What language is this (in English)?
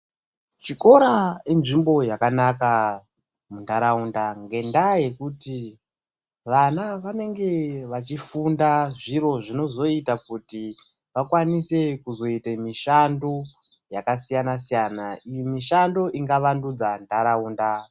Ndau